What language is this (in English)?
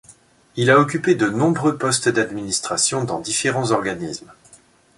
French